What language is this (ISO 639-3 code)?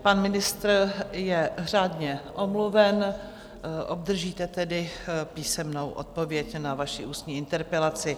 ces